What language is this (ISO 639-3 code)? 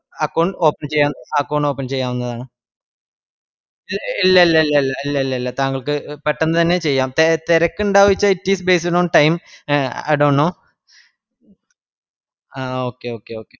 mal